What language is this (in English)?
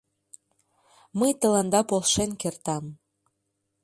Mari